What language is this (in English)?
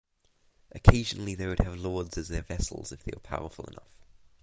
English